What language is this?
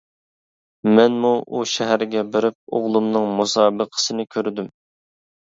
Uyghur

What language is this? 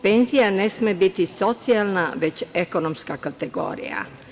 Serbian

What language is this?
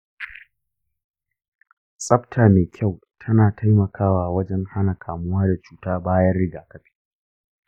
Hausa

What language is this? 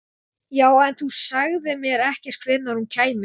Icelandic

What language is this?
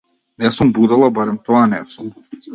Macedonian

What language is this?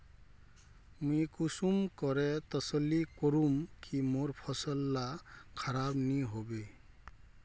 Magahi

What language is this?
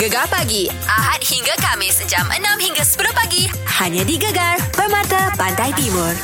Malay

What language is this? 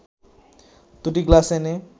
Bangla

